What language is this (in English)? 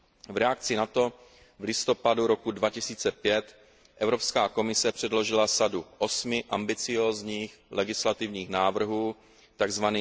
Czech